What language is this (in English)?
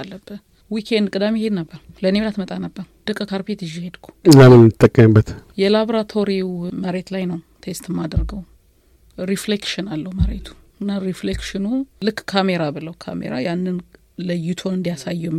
Amharic